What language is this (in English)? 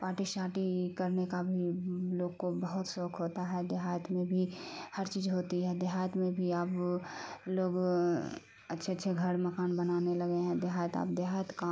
Urdu